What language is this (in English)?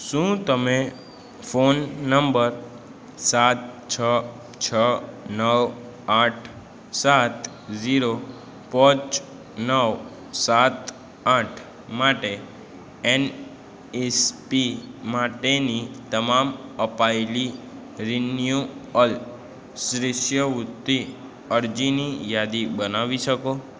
Gujarati